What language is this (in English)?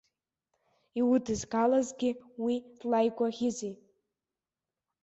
Abkhazian